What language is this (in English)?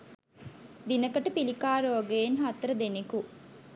Sinhala